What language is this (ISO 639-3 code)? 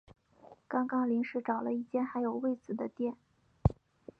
zho